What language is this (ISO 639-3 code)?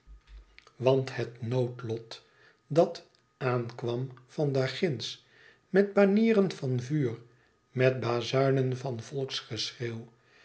nld